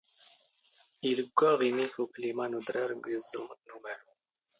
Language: Standard Moroccan Tamazight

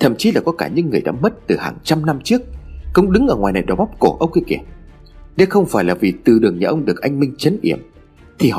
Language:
Vietnamese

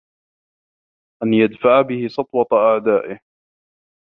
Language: Arabic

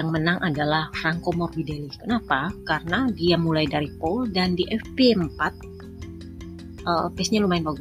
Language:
Indonesian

